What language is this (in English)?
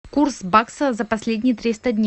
Russian